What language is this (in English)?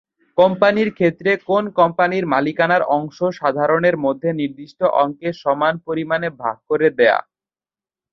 Bangla